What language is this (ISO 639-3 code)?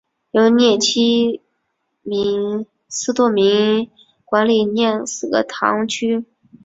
zho